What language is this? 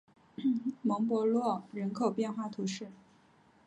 Chinese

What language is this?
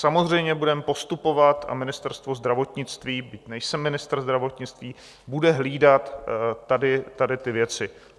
Czech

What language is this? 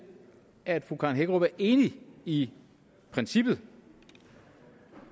Danish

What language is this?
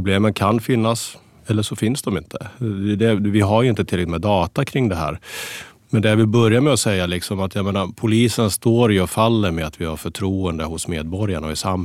Swedish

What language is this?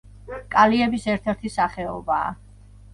Georgian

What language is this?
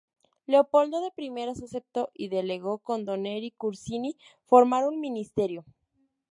Spanish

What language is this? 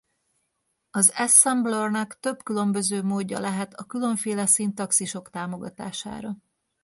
Hungarian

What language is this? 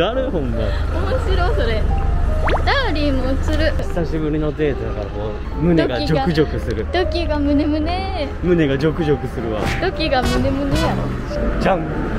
Japanese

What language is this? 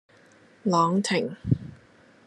Cantonese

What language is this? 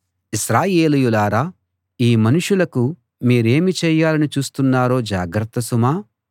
Telugu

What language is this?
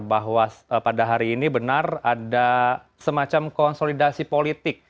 Indonesian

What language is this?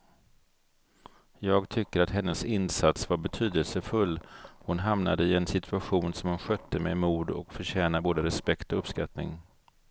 Swedish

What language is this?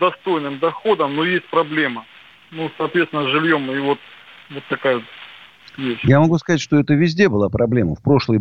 Russian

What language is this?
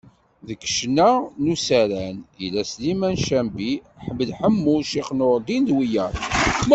Kabyle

